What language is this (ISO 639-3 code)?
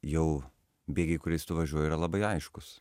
lit